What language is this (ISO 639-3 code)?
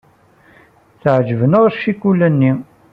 kab